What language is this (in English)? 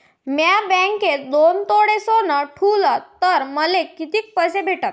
Marathi